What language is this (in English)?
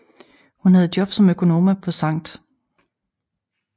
Danish